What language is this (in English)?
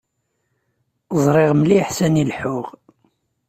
Kabyle